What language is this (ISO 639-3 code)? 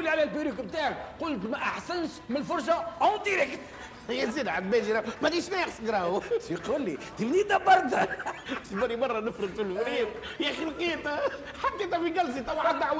ara